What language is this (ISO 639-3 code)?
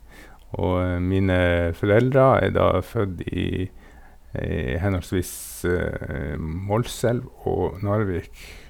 nor